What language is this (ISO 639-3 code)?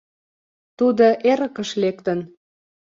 chm